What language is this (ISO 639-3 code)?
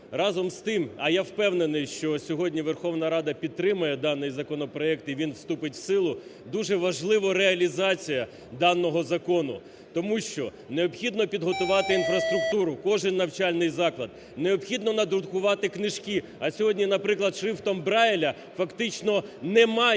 ukr